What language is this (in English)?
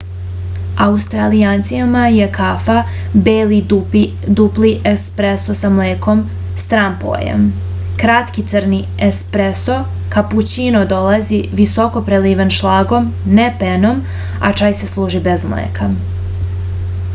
Serbian